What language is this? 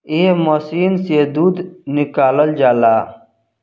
Bhojpuri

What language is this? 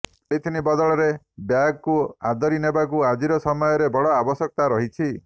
Odia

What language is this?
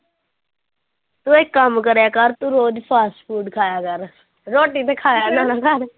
Punjabi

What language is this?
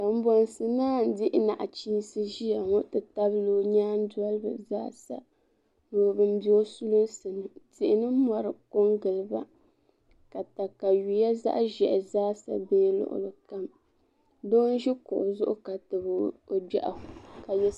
Dagbani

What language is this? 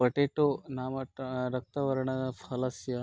Sanskrit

